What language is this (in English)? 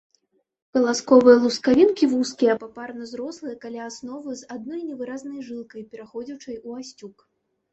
Belarusian